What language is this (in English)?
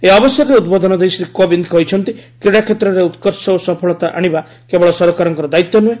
Odia